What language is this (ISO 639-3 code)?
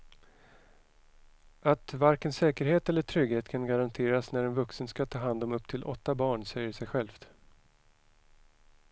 swe